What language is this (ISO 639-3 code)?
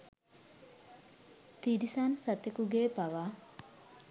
sin